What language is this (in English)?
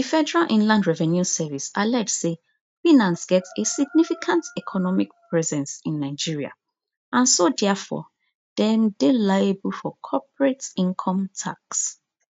Nigerian Pidgin